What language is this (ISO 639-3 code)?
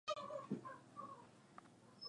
swa